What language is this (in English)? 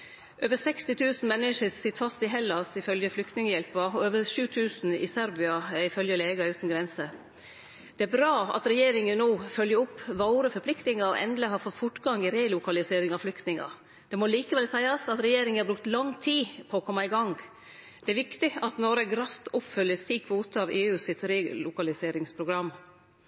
Norwegian Nynorsk